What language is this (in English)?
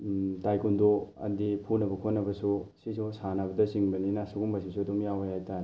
Manipuri